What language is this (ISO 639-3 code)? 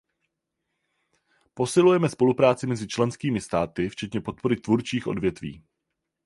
ces